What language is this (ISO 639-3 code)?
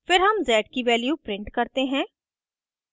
hin